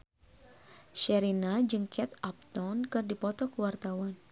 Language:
Sundanese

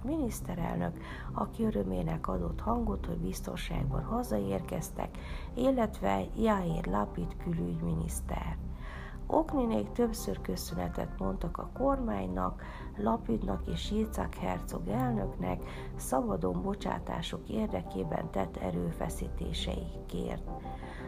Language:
Hungarian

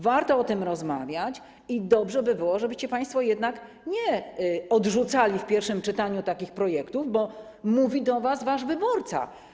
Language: Polish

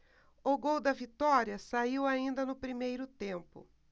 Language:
Portuguese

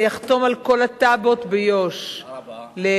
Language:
Hebrew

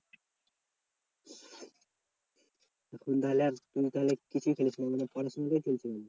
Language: Bangla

